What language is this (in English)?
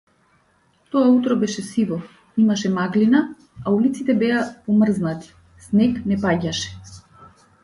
Macedonian